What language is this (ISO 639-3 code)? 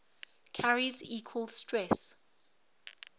eng